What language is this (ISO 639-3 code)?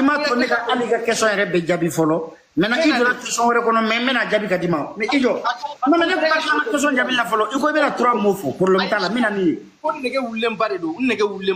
fra